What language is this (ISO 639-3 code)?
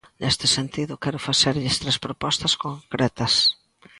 glg